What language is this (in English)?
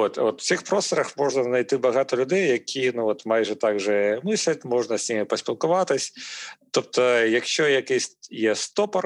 Ukrainian